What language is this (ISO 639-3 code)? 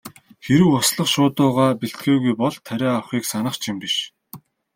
mon